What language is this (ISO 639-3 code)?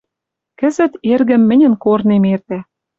mrj